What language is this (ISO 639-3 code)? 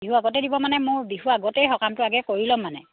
asm